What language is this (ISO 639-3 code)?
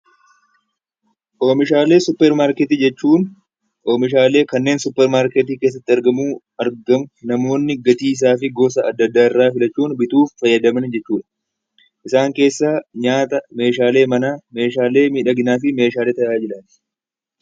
orm